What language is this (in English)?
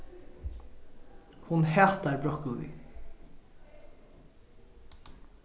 Faroese